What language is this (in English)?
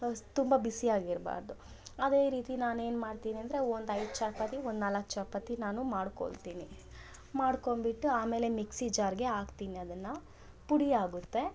Kannada